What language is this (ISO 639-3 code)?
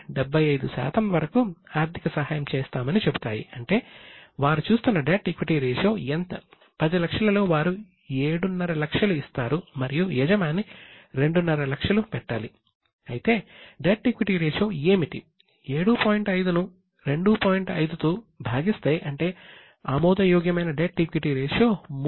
tel